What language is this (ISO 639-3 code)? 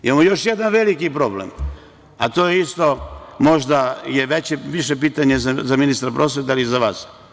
srp